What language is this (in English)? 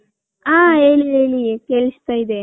Kannada